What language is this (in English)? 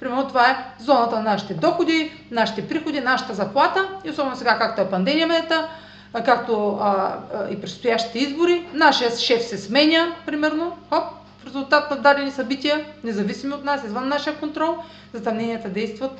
Bulgarian